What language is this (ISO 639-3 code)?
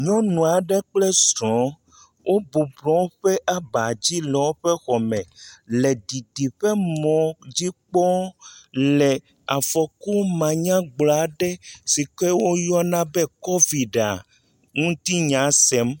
ewe